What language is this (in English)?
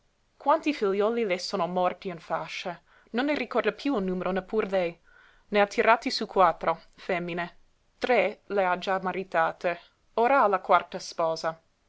Italian